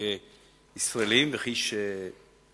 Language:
Hebrew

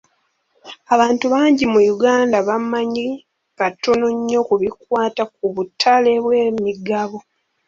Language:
Ganda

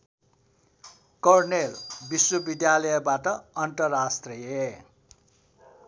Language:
Nepali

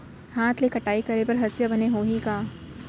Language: Chhattisgarhi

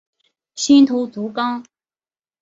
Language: Chinese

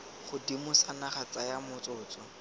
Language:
Tswana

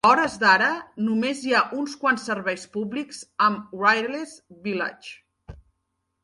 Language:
Catalan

